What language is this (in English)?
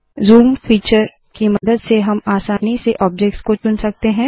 Hindi